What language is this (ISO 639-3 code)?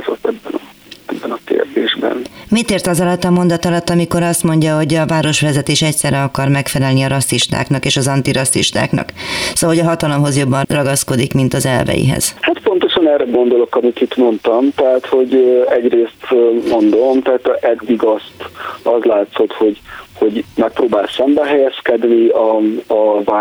hun